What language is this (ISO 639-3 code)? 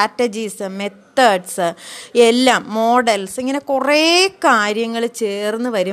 mal